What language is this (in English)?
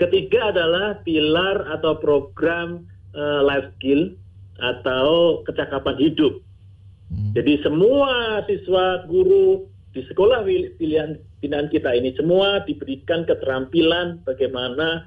Indonesian